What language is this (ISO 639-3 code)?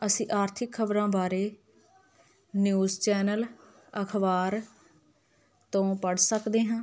pan